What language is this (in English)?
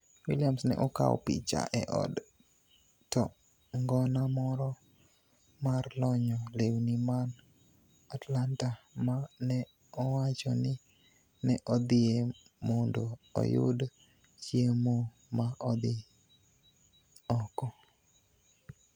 Luo (Kenya and Tanzania)